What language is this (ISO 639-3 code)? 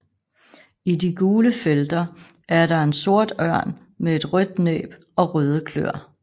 dan